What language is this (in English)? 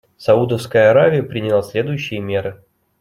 Russian